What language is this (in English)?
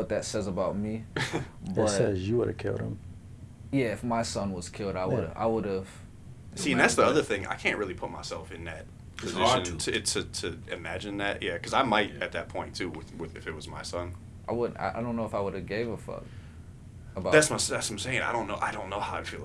English